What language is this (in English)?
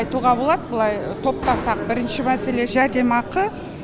Kazakh